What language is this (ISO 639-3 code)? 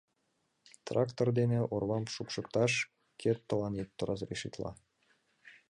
chm